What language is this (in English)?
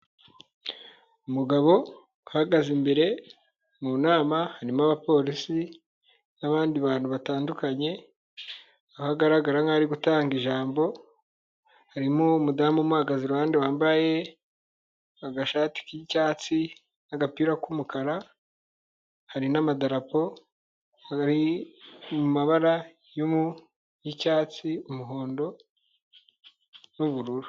Kinyarwanda